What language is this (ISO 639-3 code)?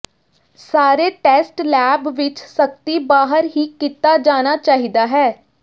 pan